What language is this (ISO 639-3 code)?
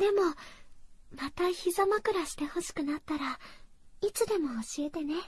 jpn